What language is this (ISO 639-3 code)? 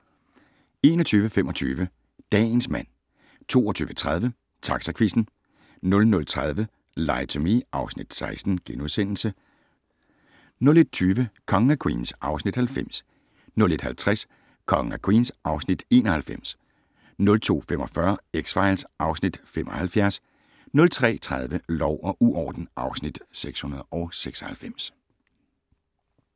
dan